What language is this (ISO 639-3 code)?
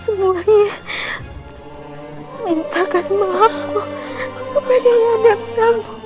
ind